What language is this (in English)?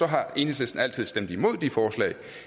Danish